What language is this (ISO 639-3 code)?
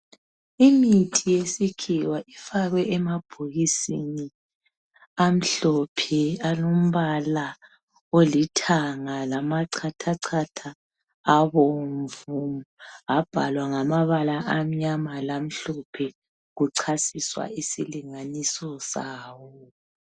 nde